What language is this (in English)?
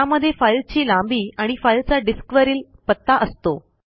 Marathi